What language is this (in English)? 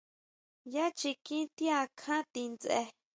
Huautla Mazatec